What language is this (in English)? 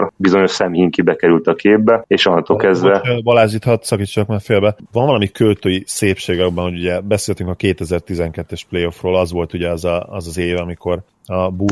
Hungarian